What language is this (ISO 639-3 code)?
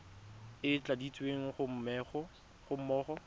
tsn